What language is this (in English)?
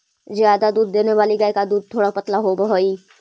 Magahi